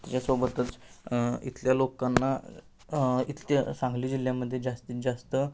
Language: Marathi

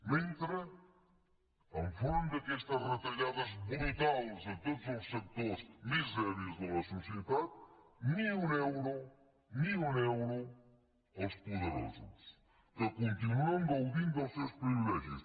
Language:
Catalan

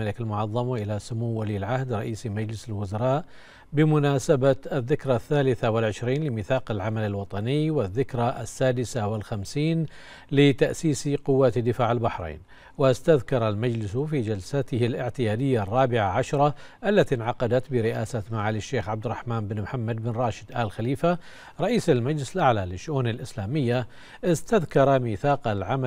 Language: Arabic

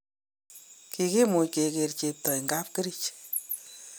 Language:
Kalenjin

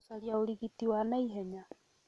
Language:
Kikuyu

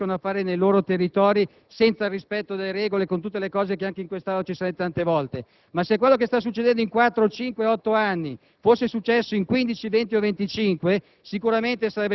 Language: Italian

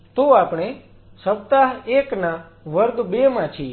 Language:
Gujarati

